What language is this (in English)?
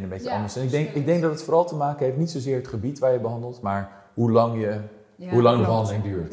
Dutch